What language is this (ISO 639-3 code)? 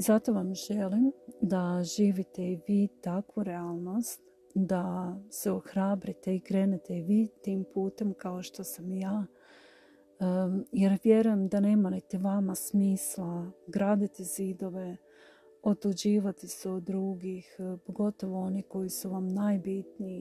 hrv